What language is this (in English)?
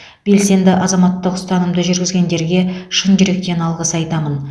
Kazakh